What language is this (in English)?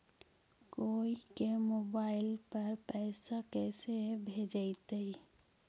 Magahi